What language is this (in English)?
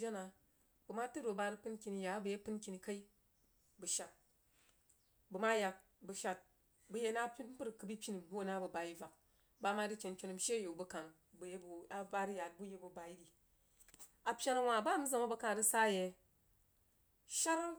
Jiba